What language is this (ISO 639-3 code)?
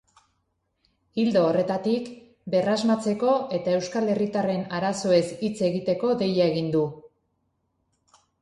eus